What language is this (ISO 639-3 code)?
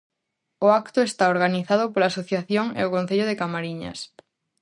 glg